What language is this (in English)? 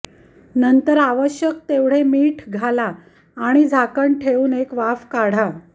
Marathi